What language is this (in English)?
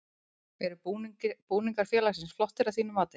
Icelandic